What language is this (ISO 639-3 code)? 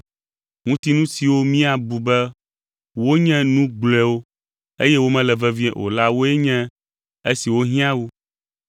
ewe